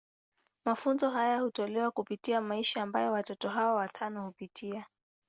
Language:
Swahili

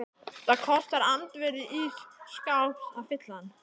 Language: Icelandic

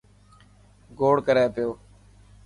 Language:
Dhatki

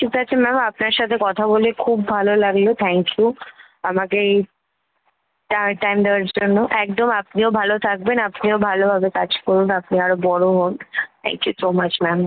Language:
Bangla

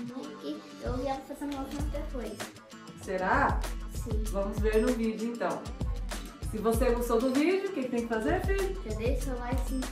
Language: Portuguese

